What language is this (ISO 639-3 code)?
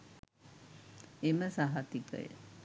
sin